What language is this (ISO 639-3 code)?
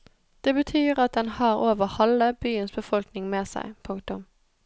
nor